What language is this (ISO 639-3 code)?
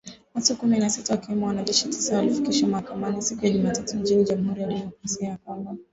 swa